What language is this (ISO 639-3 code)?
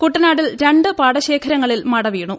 mal